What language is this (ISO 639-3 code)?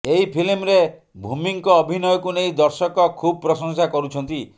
ori